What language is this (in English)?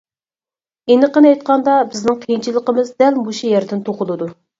Uyghur